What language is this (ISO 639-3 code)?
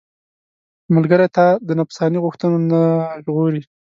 pus